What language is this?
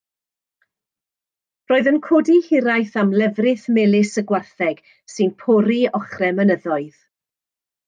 Welsh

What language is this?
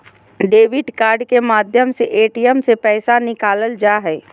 Magahi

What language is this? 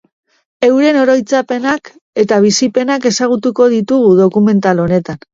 Basque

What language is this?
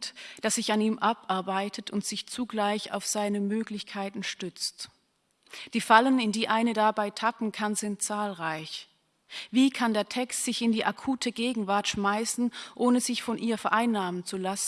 German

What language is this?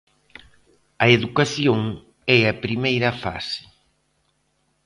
Galician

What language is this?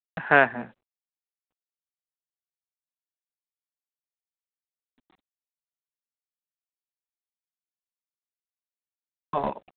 Santali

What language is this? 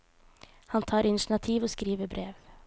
Norwegian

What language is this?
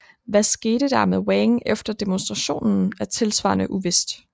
Danish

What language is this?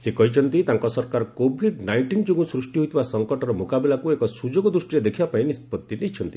Odia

